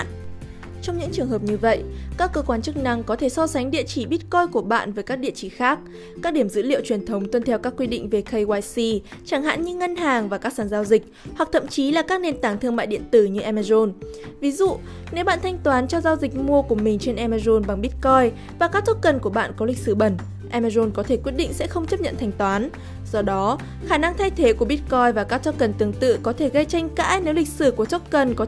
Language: Vietnamese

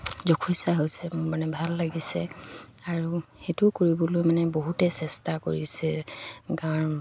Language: Assamese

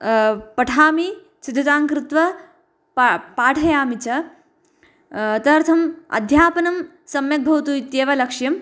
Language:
Sanskrit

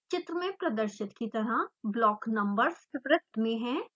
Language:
Hindi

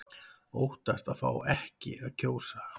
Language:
Icelandic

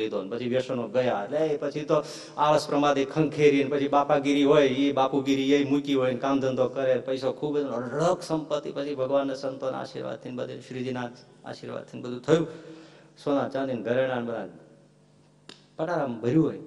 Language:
Gujarati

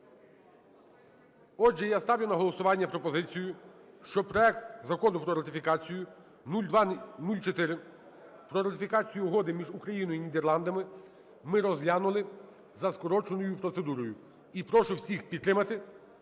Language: Ukrainian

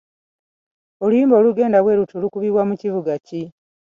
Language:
Ganda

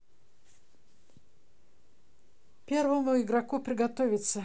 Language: Russian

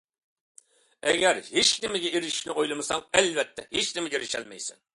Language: Uyghur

